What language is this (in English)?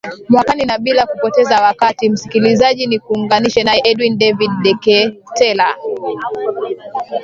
Swahili